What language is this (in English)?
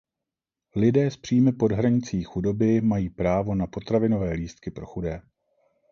Czech